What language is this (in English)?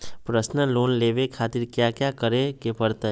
Magahi